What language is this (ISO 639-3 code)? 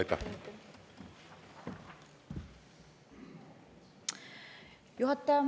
est